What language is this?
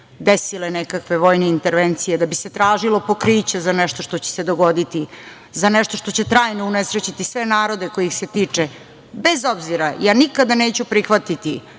Serbian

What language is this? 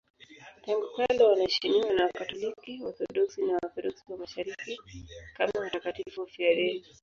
Swahili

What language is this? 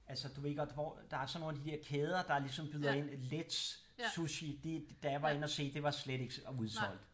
Danish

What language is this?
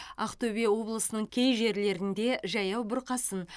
Kazakh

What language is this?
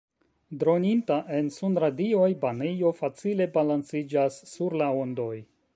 Esperanto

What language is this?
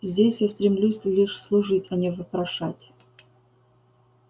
Russian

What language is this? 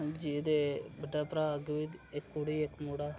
Dogri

